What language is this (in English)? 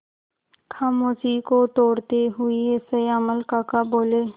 Hindi